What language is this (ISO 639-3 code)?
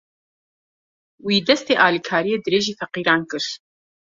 kur